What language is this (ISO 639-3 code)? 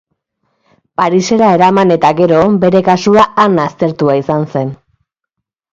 eus